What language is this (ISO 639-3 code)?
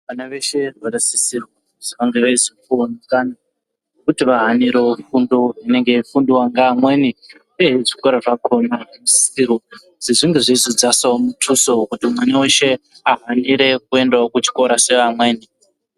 ndc